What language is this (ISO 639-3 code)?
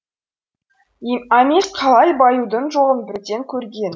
kaz